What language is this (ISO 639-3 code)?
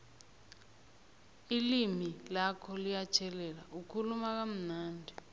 nbl